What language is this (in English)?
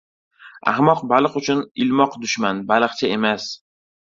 Uzbek